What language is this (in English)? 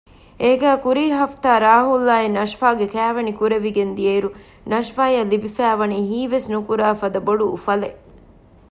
Divehi